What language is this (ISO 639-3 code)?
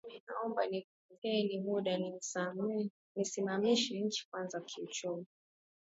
swa